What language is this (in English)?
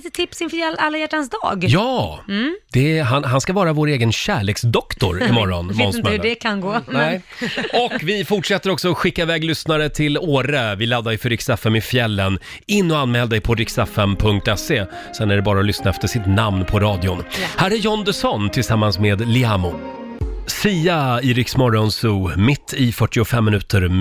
Swedish